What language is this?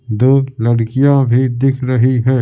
Hindi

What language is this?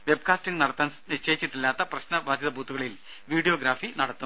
Malayalam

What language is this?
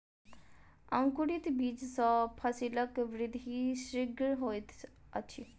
Maithili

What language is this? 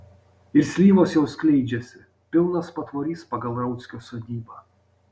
Lithuanian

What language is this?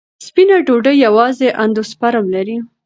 Pashto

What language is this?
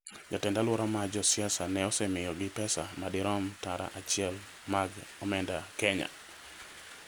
Luo (Kenya and Tanzania)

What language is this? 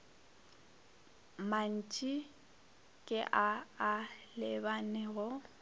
Northern Sotho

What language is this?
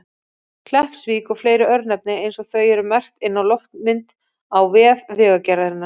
Icelandic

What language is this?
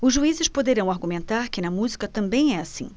Portuguese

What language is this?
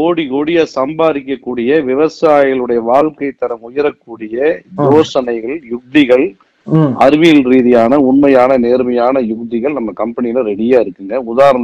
Tamil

